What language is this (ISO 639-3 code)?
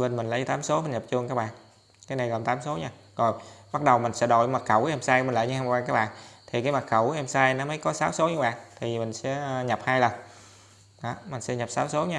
vie